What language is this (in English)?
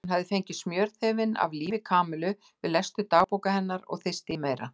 Icelandic